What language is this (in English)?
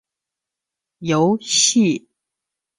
Chinese